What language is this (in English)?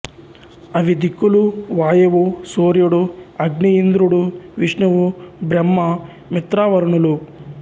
Telugu